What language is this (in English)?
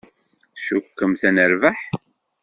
Kabyle